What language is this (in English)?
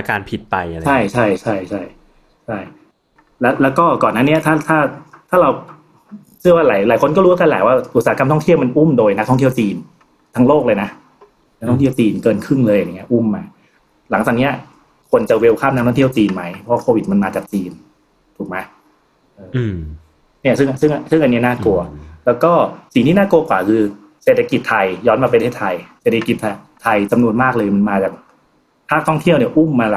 Thai